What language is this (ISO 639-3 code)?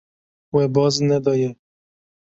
kur